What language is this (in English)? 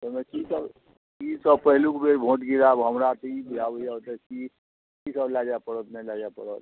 Maithili